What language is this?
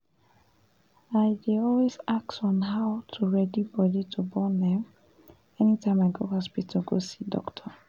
Nigerian Pidgin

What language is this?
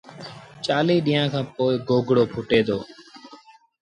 Sindhi Bhil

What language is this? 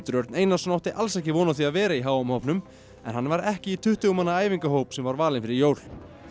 Icelandic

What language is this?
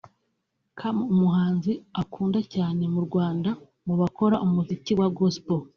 Kinyarwanda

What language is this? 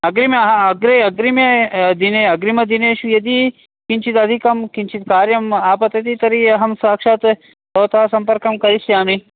Sanskrit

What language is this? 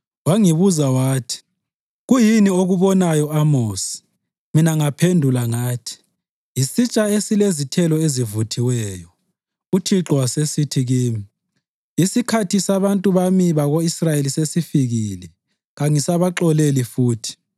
North Ndebele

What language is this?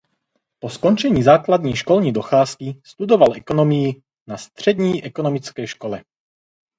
Czech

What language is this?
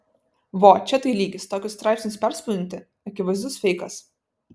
Lithuanian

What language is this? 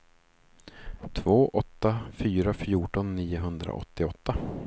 Swedish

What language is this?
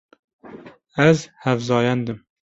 Kurdish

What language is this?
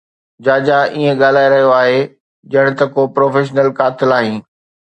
Sindhi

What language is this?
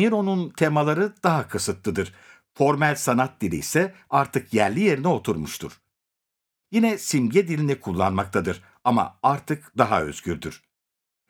Turkish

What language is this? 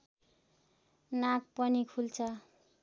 Nepali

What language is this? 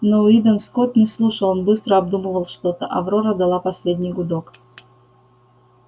Russian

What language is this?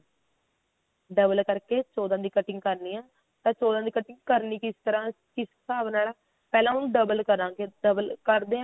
Punjabi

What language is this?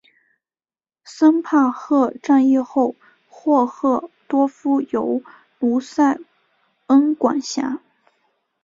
Chinese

